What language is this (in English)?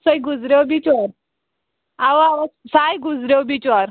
Kashmiri